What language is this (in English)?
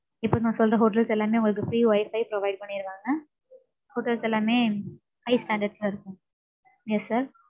Tamil